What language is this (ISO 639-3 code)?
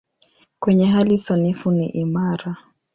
swa